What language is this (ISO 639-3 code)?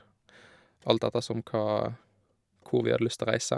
nor